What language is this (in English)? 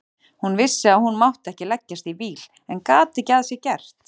Icelandic